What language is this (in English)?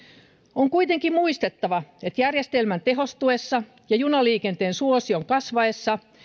Finnish